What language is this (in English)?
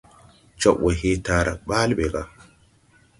Tupuri